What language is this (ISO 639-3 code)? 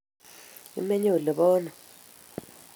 kln